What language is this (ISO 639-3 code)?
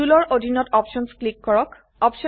asm